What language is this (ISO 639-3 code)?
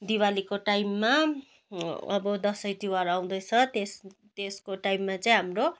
nep